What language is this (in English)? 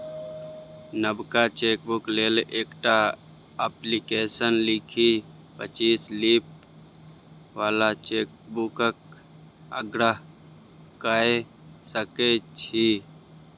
Maithili